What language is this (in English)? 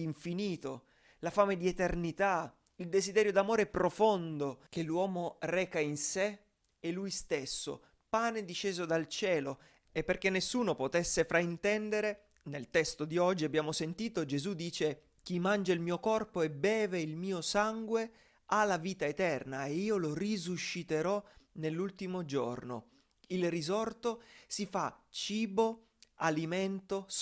Italian